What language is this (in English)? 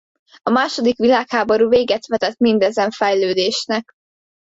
Hungarian